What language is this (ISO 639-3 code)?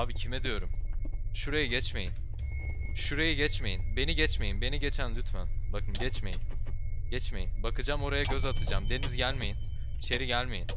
tur